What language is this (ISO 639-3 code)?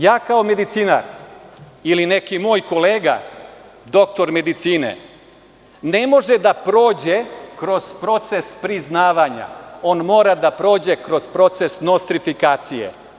srp